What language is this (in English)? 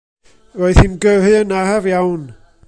Welsh